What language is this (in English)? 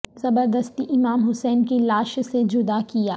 Urdu